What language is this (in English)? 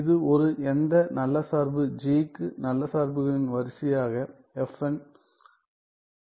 Tamil